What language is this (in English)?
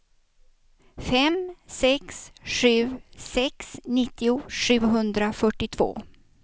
Swedish